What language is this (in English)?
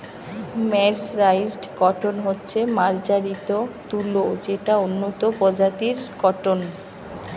Bangla